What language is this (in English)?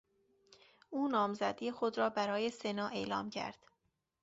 Persian